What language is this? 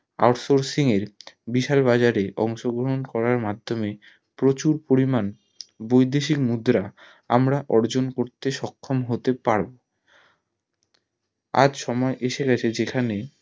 Bangla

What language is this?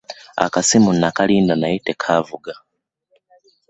Ganda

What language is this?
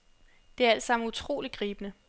Danish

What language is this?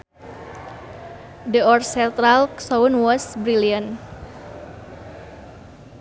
Sundanese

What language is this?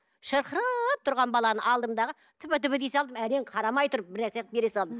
Kazakh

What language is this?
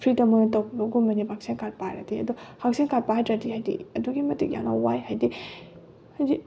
Manipuri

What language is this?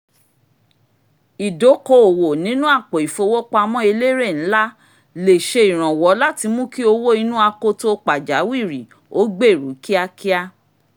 Yoruba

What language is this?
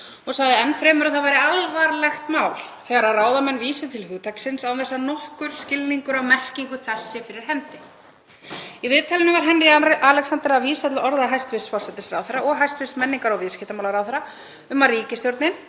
Icelandic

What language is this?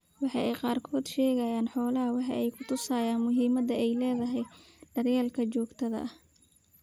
Somali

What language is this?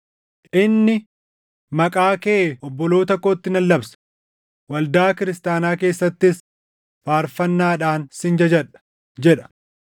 Oromo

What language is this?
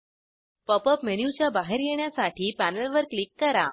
Marathi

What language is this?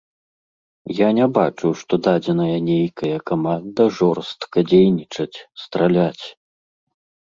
Belarusian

